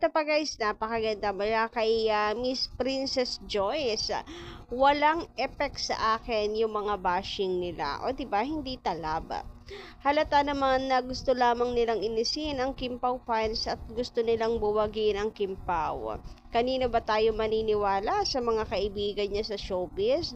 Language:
Filipino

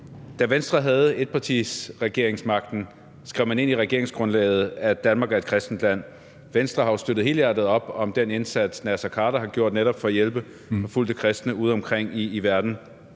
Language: Danish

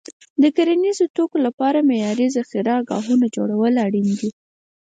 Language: Pashto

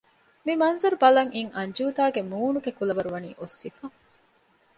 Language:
Divehi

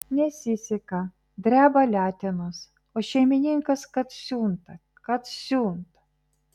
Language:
Lithuanian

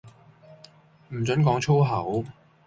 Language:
Cantonese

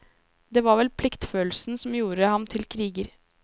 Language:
Norwegian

